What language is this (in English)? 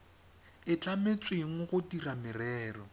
Tswana